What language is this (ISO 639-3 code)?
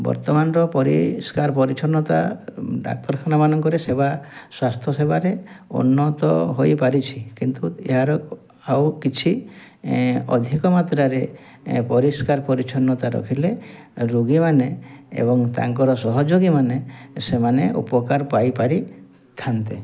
ori